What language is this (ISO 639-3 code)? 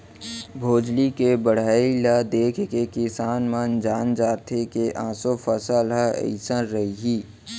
hne